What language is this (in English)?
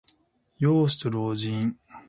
Japanese